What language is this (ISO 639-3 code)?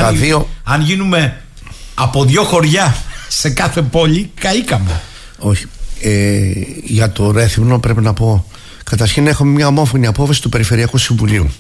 ell